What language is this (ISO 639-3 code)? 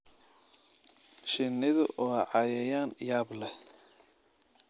som